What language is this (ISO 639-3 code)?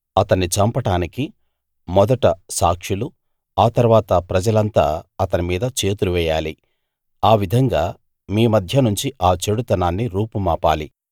tel